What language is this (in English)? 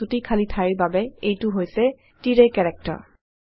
Assamese